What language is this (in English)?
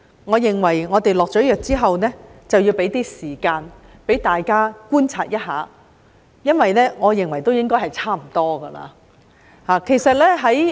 Cantonese